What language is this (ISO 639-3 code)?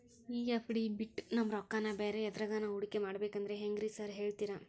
kan